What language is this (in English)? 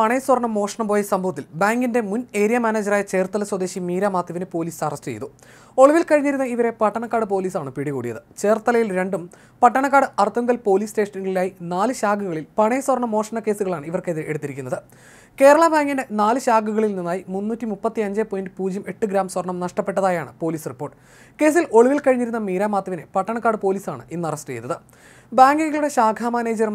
Malayalam